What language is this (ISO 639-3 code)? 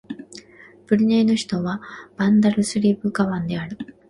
jpn